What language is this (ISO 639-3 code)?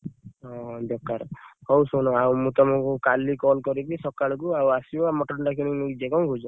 ori